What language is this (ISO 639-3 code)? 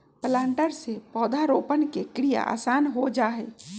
mag